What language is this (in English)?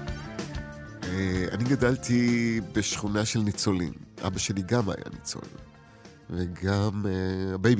Hebrew